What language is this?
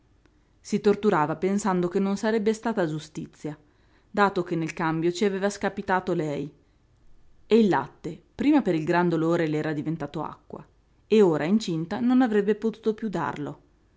Italian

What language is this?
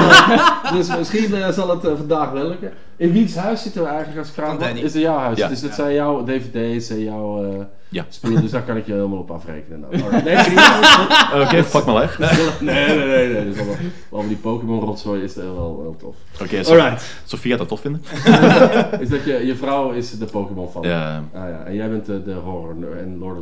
Dutch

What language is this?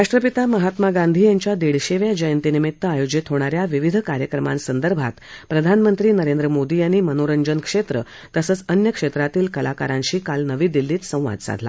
Marathi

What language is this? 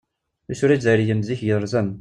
Kabyle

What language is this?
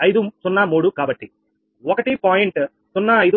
Telugu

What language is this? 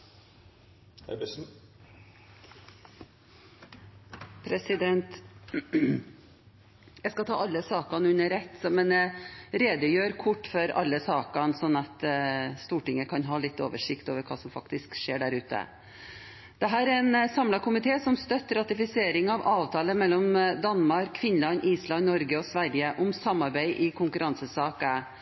Norwegian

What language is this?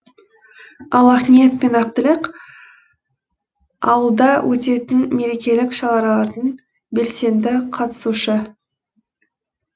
Kazakh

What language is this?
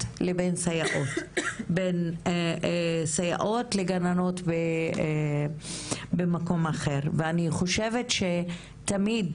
Hebrew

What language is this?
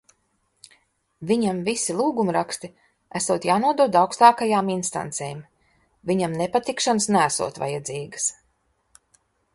Latvian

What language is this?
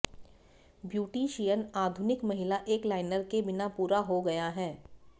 Hindi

